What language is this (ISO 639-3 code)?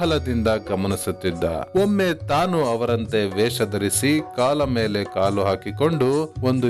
kan